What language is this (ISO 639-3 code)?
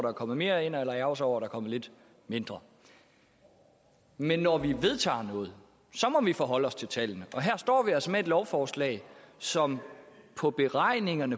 dan